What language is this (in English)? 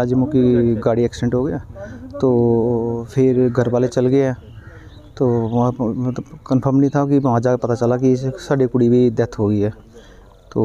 Punjabi